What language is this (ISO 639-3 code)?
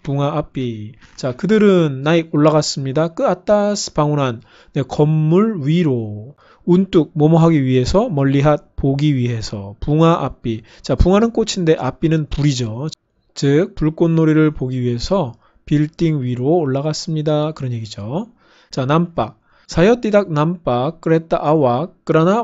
kor